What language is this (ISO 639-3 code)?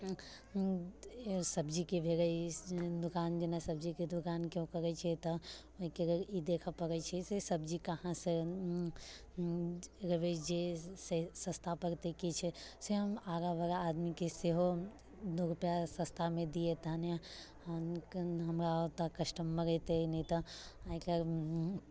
mai